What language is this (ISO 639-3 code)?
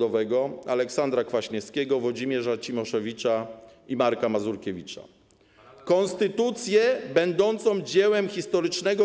pol